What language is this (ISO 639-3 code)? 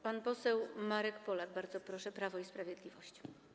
pol